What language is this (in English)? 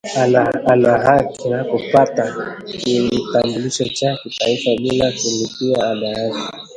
Swahili